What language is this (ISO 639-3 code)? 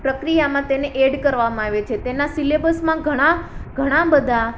guj